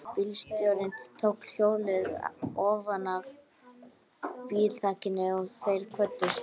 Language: Icelandic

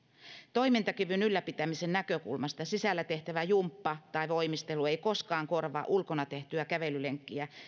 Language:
Finnish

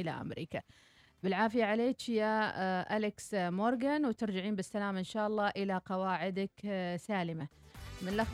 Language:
Arabic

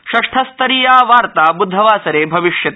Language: Sanskrit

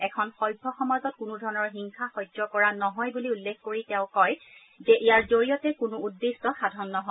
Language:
Assamese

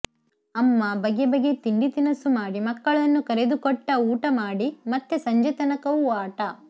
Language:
Kannada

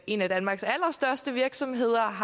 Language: Danish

